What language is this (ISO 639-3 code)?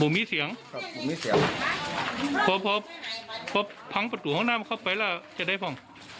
tha